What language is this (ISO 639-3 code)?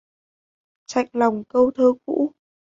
vie